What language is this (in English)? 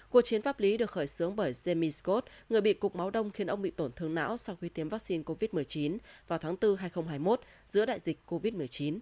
Vietnamese